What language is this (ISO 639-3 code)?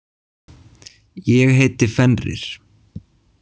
isl